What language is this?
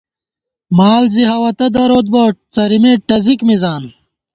Gawar-Bati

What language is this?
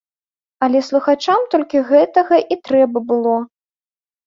Belarusian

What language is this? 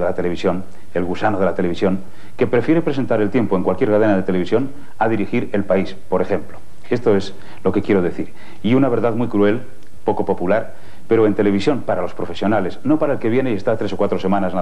Spanish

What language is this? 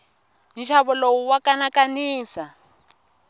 Tsonga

